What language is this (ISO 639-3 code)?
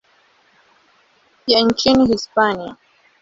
swa